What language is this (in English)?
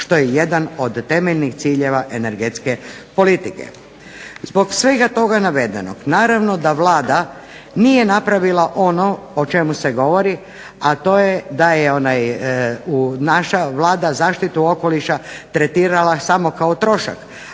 Croatian